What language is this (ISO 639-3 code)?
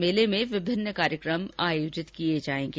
hin